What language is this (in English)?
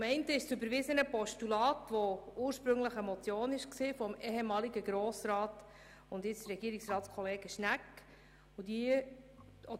Swiss German